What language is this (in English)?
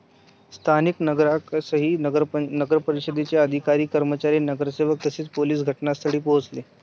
Marathi